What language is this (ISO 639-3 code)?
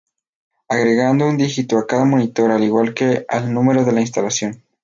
spa